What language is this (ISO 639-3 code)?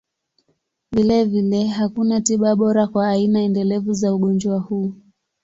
swa